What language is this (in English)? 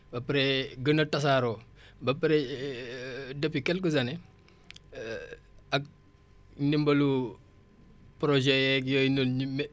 Wolof